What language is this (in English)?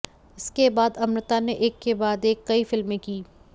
Hindi